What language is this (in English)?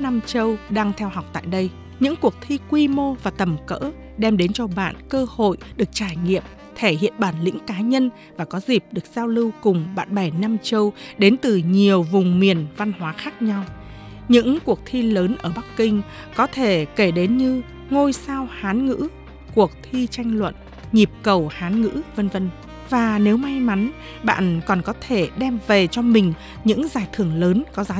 Vietnamese